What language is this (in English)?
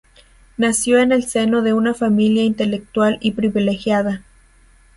Spanish